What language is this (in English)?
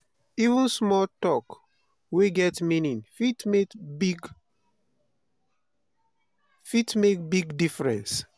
Nigerian Pidgin